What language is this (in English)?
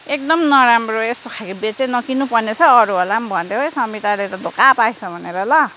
Nepali